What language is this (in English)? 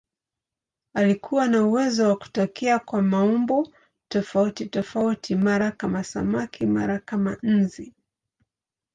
Swahili